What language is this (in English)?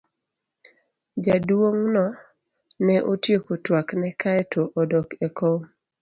Luo (Kenya and Tanzania)